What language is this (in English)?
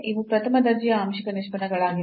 Kannada